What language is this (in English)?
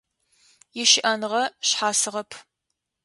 Adyghe